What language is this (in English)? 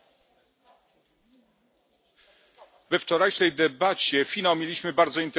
Polish